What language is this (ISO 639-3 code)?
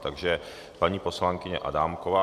ces